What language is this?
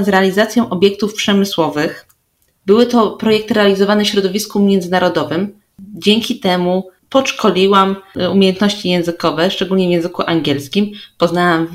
Polish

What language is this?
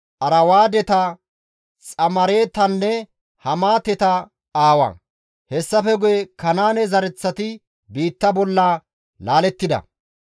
Gamo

